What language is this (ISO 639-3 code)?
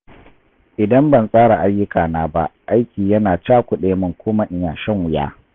hau